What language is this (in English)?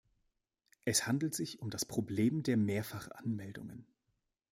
German